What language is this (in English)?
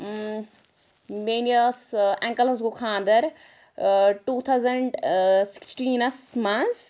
Kashmiri